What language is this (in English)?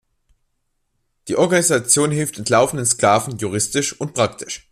German